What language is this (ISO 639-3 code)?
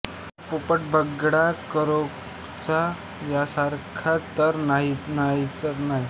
mar